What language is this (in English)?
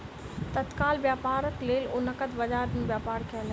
Maithili